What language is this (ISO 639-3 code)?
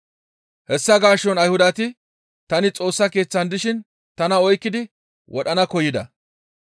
gmv